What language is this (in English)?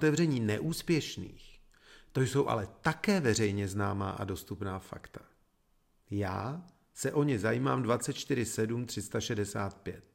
Czech